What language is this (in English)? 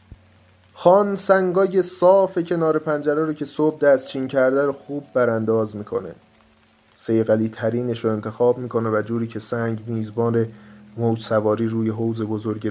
Persian